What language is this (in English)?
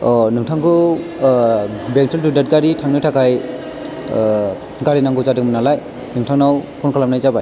Bodo